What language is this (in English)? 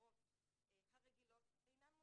Hebrew